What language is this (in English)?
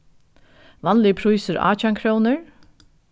Faroese